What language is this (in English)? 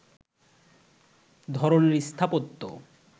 Bangla